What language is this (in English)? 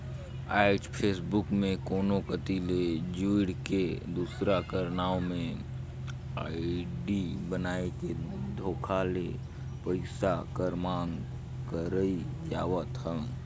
Chhattisgarhi